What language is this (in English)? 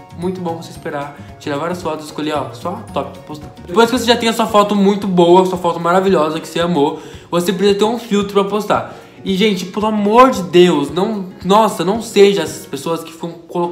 Portuguese